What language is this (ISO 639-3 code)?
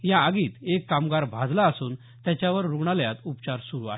mar